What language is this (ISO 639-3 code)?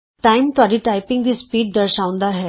pan